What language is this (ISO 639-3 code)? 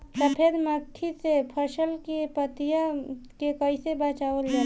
bho